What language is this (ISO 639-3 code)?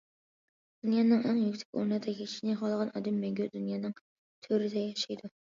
uig